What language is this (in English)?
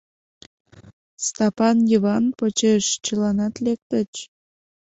Mari